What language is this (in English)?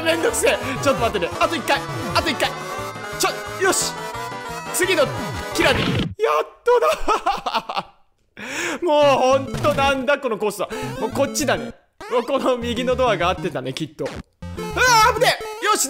Japanese